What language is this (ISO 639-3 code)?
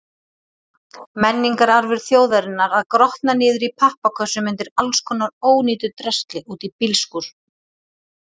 isl